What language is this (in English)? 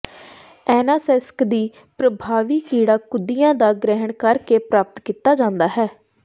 Punjabi